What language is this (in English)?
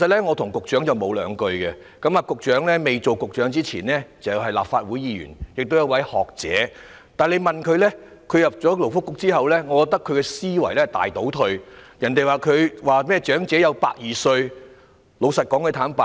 Cantonese